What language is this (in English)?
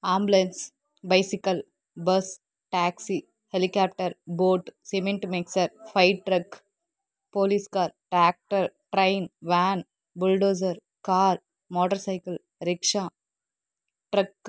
Telugu